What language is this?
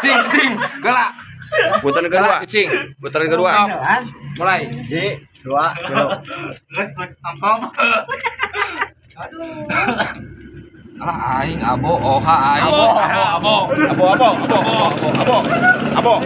Indonesian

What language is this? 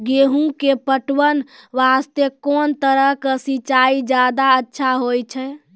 Maithili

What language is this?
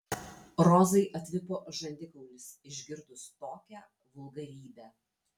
Lithuanian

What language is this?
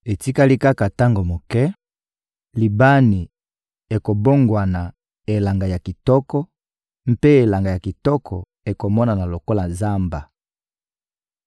Lingala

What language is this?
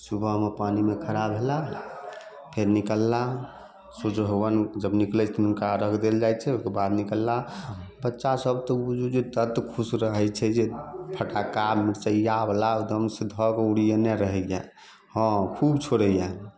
Maithili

